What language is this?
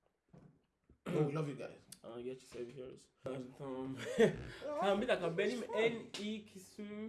Turkish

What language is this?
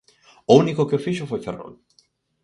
Galician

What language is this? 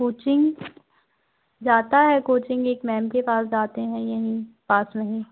Hindi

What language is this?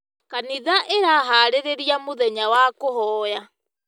Kikuyu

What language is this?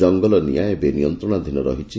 Odia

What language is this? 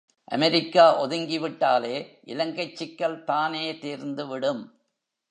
Tamil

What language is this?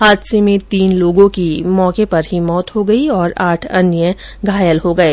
Hindi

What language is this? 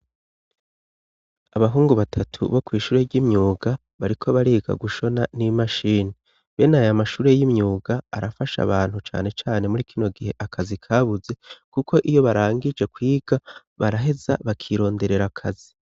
Rundi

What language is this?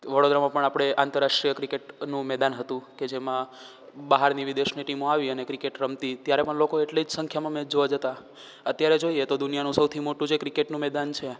Gujarati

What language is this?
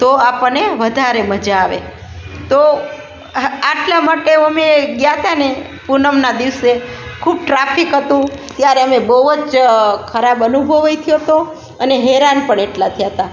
Gujarati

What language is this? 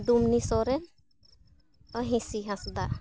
Santali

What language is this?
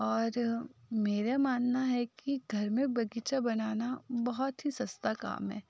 Hindi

